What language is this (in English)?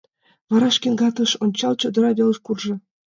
Mari